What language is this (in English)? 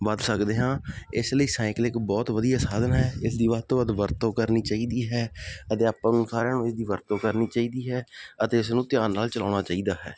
Punjabi